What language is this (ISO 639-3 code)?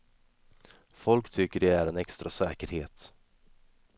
swe